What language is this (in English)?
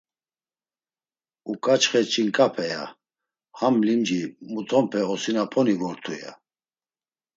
Laz